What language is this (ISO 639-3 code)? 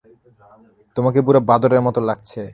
ben